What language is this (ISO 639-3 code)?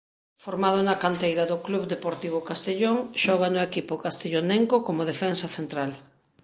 glg